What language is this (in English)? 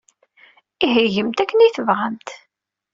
Kabyle